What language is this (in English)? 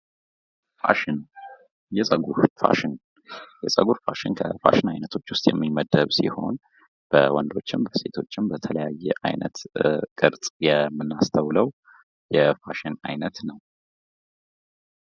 Amharic